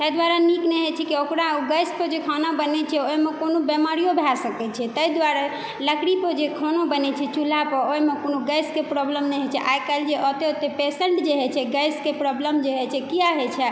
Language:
Maithili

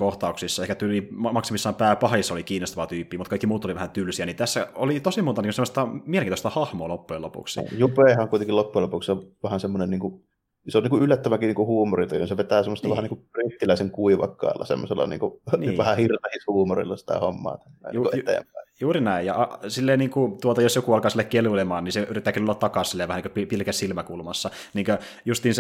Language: Finnish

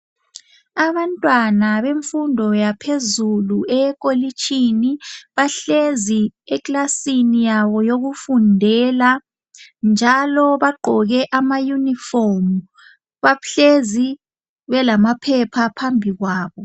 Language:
North Ndebele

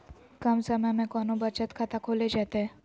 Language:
Magahi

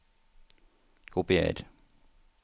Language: Norwegian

